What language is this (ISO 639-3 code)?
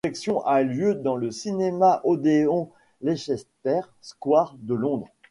fra